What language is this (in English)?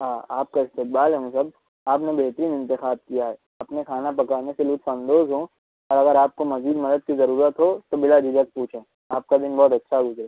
Urdu